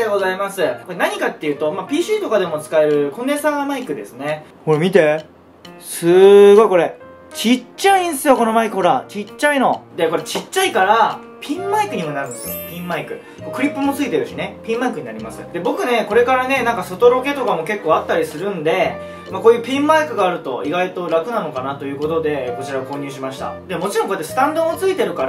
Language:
Japanese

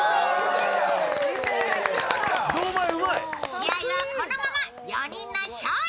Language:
Japanese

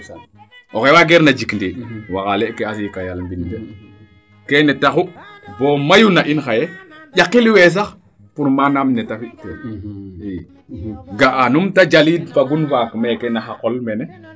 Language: Serer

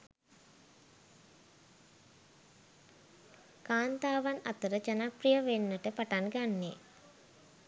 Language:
Sinhala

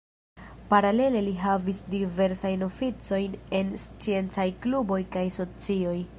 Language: Esperanto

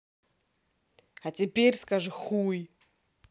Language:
Russian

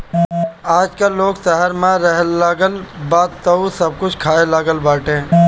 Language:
Bhojpuri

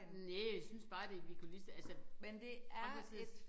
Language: Danish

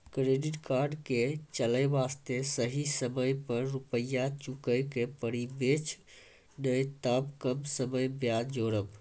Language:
Maithili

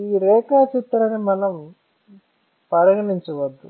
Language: Telugu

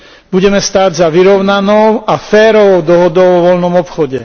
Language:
Slovak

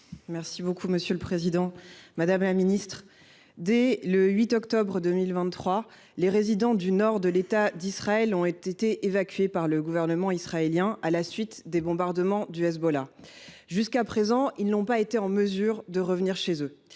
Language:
French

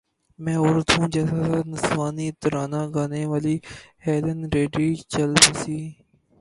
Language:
Urdu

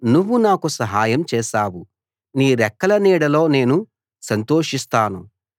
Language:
Telugu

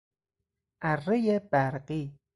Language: Persian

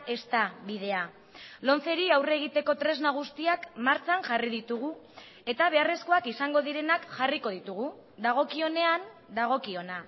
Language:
Basque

